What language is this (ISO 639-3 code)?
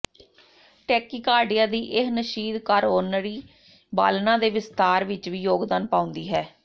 pan